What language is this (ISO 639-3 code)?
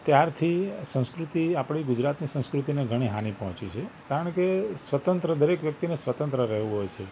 guj